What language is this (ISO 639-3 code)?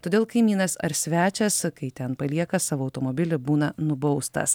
lit